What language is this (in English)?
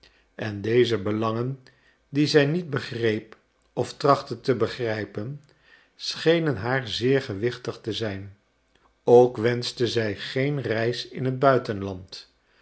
Dutch